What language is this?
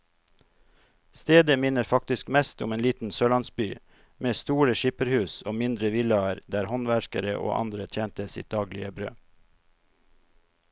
Norwegian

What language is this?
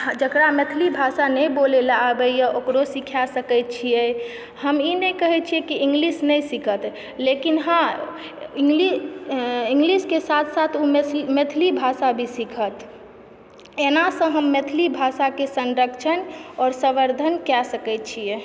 Maithili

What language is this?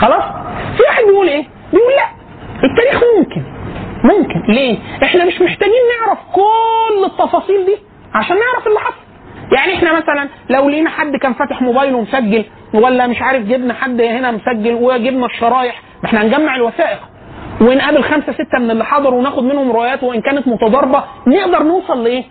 Arabic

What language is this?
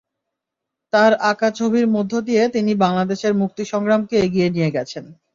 Bangla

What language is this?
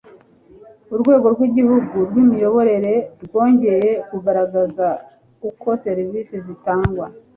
Kinyarwanda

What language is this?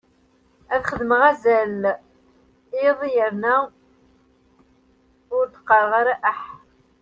Kabyle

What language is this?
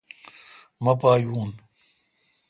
Kalkoti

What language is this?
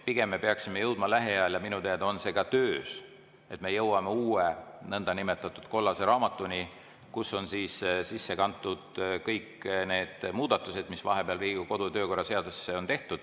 Estonian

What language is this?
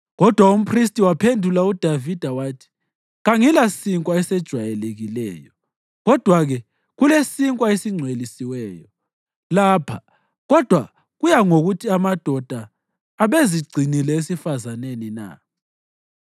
North Ndebele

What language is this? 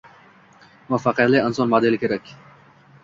Uzbek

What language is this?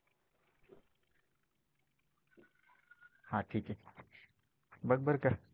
Marathi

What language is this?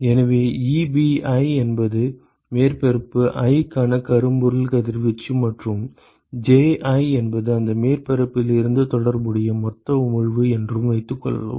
Tamil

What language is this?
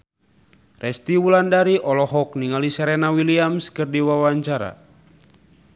Sundanese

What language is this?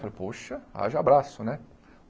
Portuguese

